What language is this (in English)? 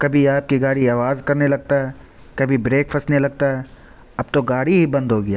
Urdu